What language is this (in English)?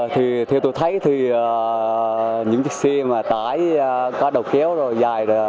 Vietnamese